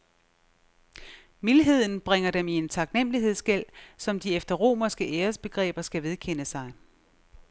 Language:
Danish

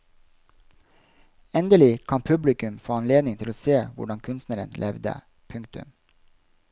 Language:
Norwegian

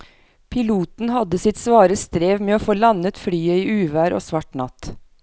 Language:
Norwegian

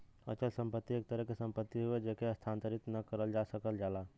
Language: Bhojpuri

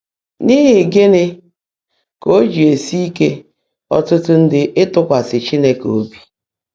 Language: Igbo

